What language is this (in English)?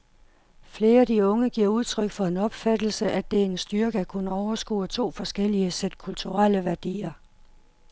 Danish